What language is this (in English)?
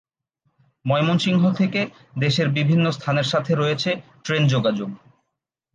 Bangla